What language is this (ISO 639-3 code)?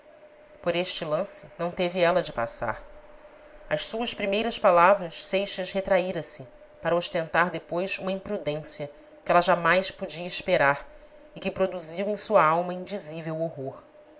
por